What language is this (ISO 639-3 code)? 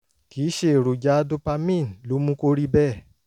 yor